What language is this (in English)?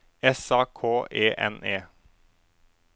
Norwegian